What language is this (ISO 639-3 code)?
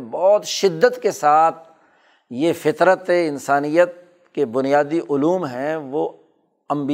urd